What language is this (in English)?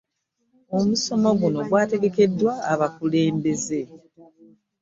Ganda